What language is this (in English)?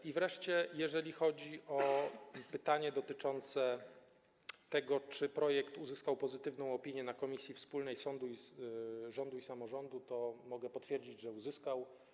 Polish